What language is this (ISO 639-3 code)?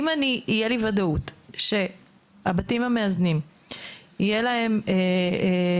heb